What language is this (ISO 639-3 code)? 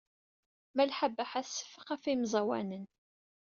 kab